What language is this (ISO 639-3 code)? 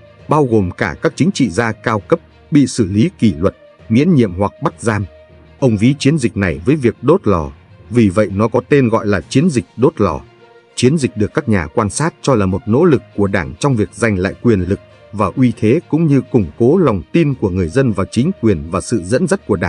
vie